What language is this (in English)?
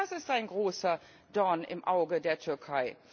German